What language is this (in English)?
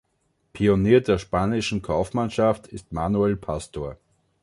German